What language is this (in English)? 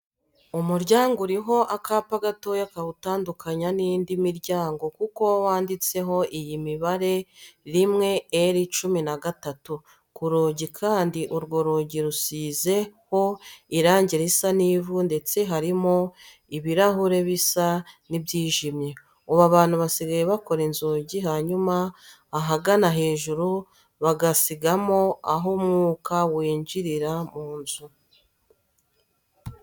Kinyarwanda